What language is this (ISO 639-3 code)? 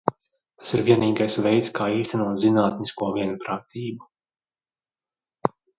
lav